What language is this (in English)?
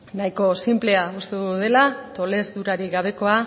Basque